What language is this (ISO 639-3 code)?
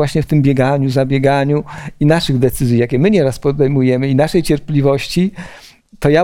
pol